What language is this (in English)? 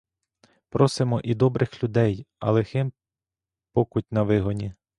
Ukrainian